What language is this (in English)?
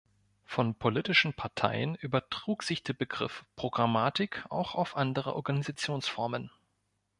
German